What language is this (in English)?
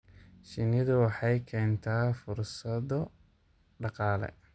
Somali